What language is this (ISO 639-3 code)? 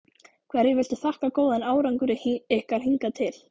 isl